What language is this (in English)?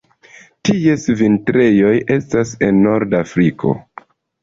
Esperanto